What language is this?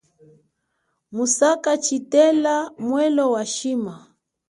Chokwe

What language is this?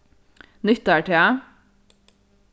Faroese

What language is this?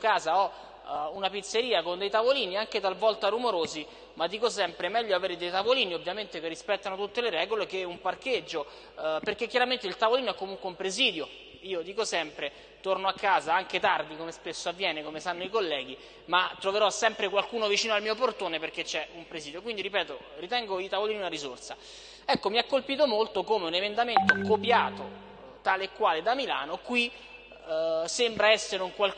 Italian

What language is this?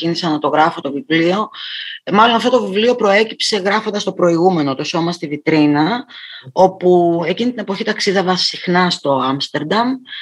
Greek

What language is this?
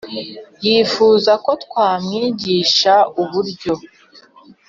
Kinyarwanda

